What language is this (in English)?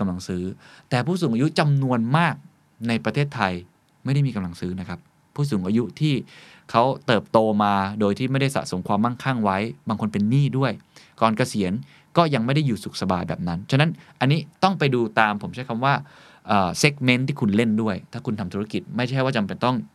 Thai